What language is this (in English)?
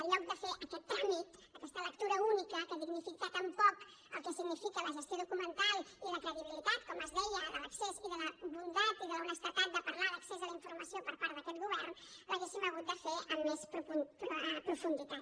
Catalan